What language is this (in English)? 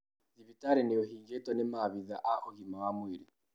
Kikuyu